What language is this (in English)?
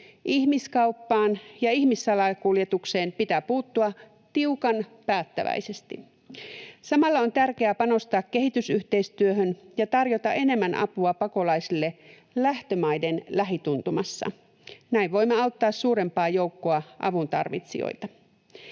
Finnish